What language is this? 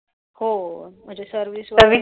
Marathi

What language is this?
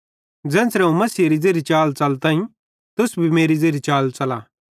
Bhadrawahi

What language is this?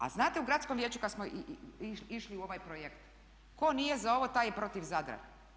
Croatian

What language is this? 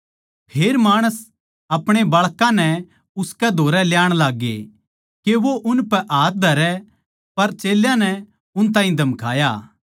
Haryanvi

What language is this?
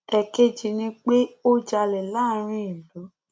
Yoruba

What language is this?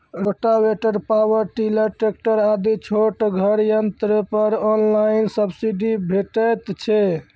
Maithili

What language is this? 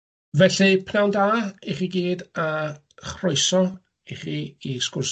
Welsh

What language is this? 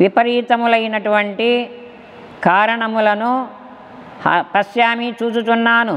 Telugu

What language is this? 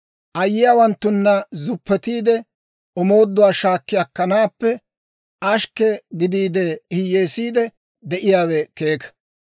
Dawro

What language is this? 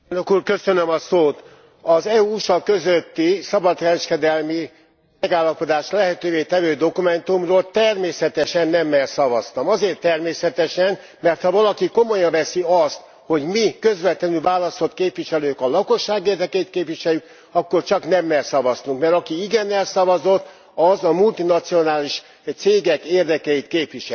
Hungarian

